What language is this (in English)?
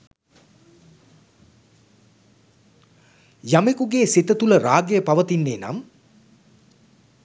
Sinhala